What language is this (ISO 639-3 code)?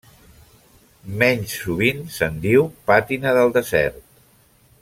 cat